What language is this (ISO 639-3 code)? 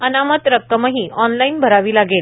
mar